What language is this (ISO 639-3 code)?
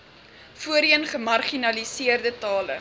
afr